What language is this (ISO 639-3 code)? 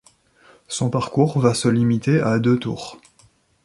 fra